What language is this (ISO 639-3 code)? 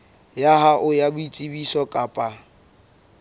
sot